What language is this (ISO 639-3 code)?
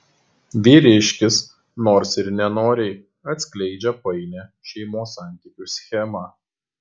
lit